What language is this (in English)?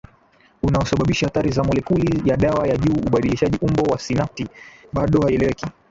Swahili